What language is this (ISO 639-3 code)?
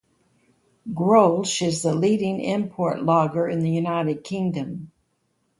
eng